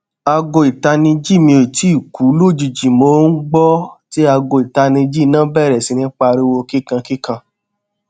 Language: Yoruba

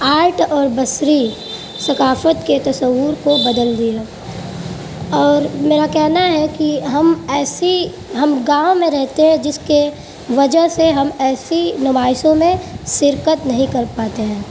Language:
Urdu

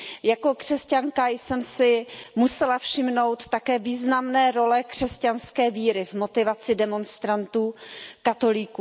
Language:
Czech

